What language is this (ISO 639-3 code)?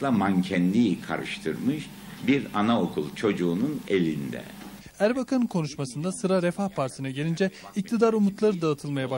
tur